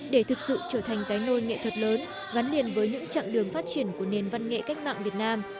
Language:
Vietnamese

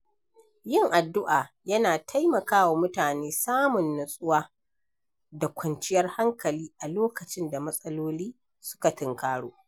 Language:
Hausa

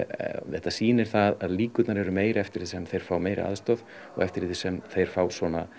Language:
Icelandic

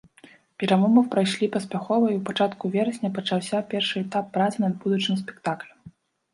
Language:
Belarusian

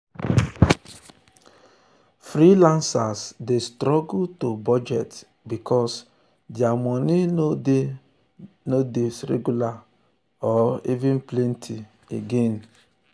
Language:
Nigerian Pidgin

